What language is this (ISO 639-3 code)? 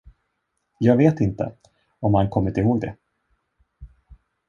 swe